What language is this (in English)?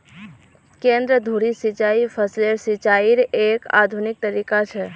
Magahi